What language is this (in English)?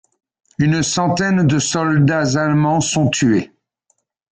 French